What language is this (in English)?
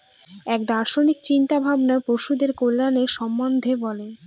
Bangla